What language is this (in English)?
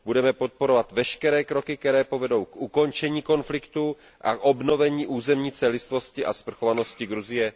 Czech